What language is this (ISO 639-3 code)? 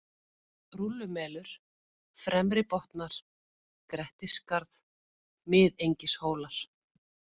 isl